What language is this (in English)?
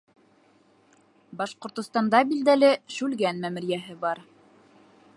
Bashkir